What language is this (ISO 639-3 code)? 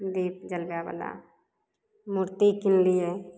mai